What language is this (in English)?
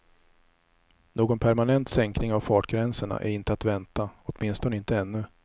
Swedish